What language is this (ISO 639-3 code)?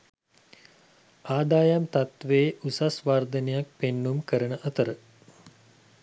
sin